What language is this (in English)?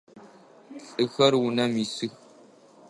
Adyghe